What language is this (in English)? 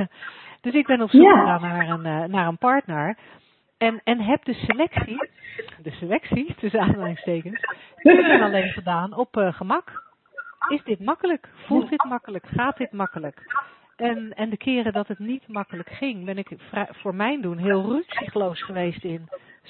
Dutch